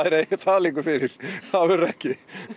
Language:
Icelandic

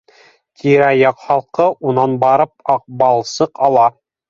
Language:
Bashkir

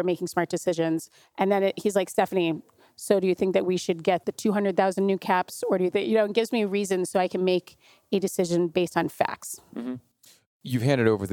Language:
English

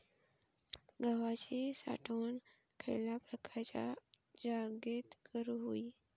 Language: Marathi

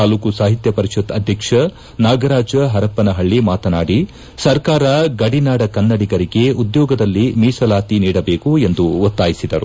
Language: Kannada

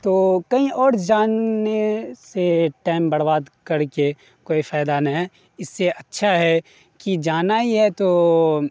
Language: Urdu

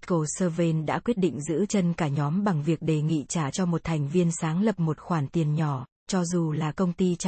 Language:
Vietnamese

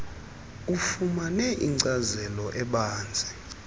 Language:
Xhosa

